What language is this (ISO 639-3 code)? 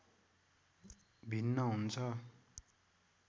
nep